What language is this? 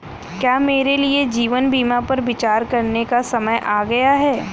Hindi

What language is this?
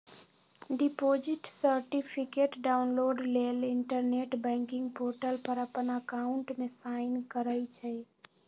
Magahi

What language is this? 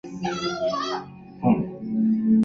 Chinese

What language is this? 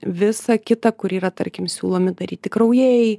Lithuanian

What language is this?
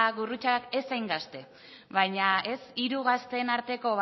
Basque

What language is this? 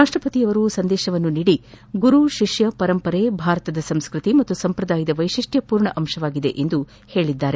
Kannada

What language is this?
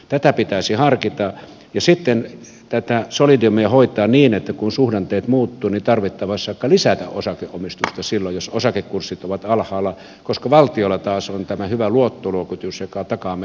Finnish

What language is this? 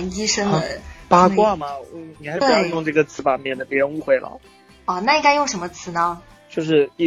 Chinese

